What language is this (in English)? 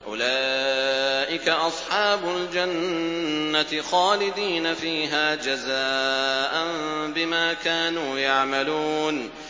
Arabic